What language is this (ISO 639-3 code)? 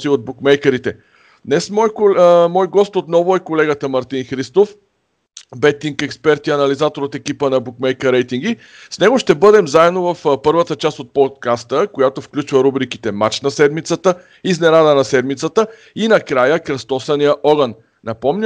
bul